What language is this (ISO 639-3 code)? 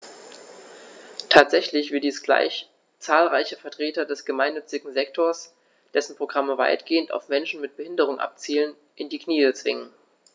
deu